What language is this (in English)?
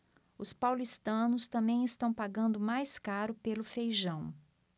Portuguese